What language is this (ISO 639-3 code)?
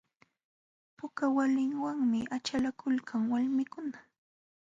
qxw